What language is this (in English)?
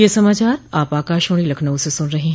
Hindi